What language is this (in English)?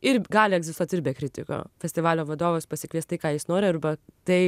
Lithuanian